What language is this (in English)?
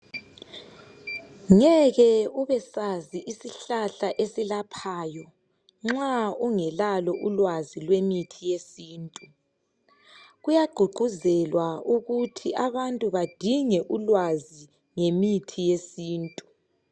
North Ndebele